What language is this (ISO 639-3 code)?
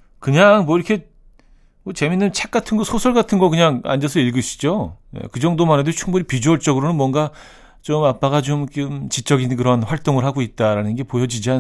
kor